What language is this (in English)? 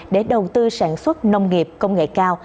Vietnamese